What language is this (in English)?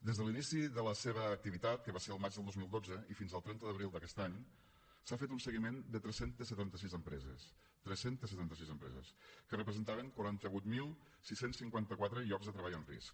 Catalan